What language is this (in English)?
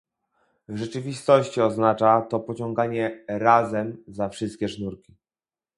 Polish